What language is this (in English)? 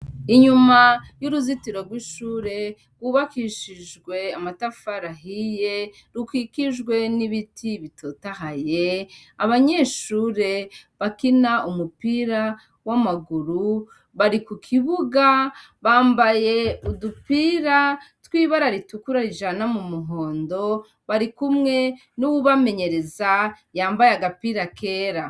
Rundi